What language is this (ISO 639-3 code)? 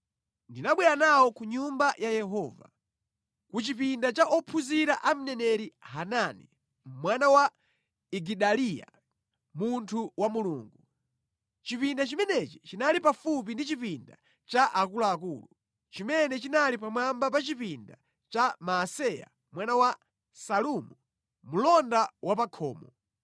nya